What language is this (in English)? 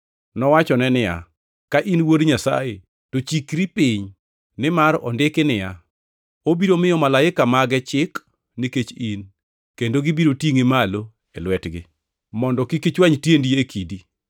Luo (Kenya and Tanzania)